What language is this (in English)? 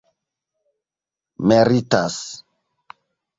Esperanto